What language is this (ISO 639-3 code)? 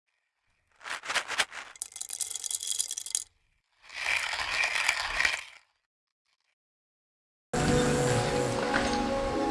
kor